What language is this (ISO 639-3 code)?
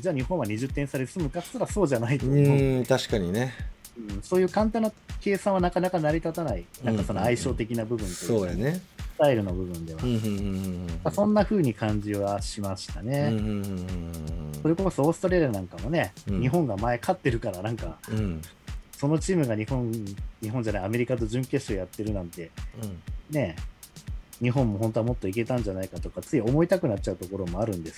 jpn